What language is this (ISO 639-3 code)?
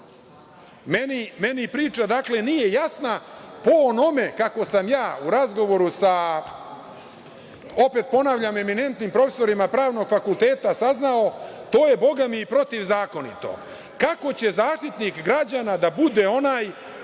srp